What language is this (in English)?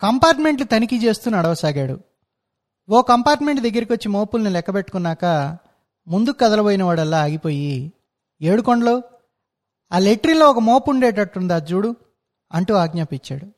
Telugu